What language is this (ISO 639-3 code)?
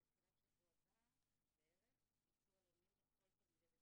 heb